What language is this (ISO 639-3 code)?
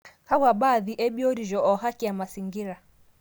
mas